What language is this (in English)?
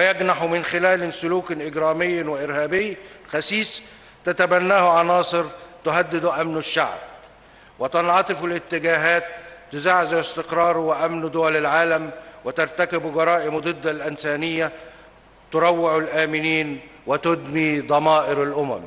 Arabic